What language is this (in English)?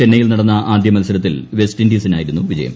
Malayalam